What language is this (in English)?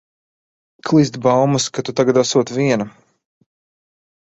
Latvian